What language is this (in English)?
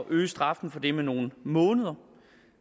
Danish